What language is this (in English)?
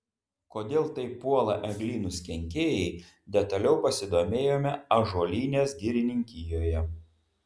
Lithuanian